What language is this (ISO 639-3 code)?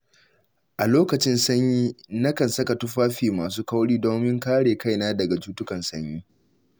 hau